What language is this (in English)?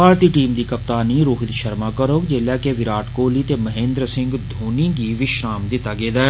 Dogri